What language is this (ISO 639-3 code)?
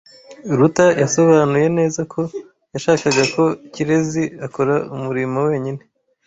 kin